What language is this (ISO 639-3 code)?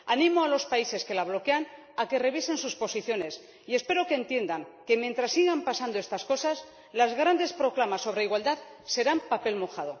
spa